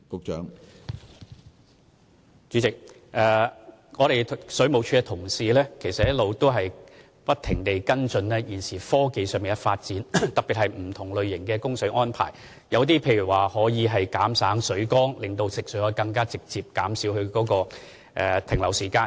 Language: Cantonese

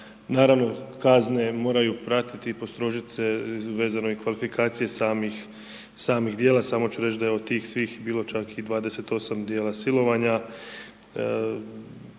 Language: Croatian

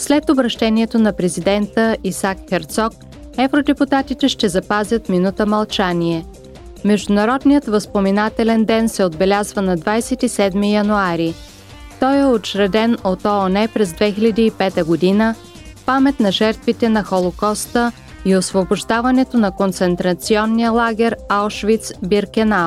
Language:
Bulgarian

